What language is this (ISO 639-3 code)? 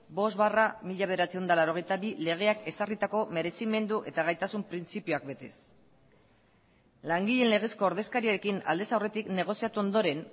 eus